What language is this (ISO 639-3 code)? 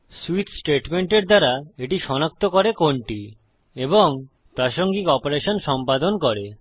ben